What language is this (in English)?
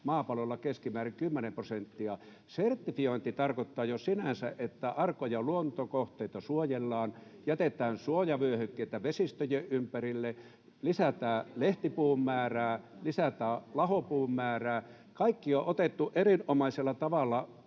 Finnish